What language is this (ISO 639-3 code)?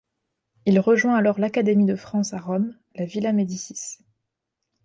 fra